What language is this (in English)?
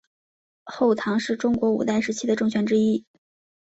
Chinese